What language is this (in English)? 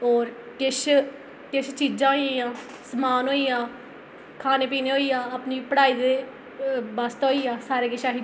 Dogri